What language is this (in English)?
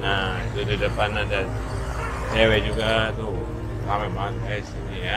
Indonesian